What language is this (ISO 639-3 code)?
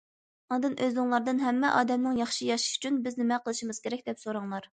uig